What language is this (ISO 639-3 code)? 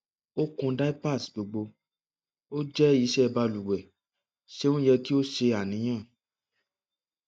yor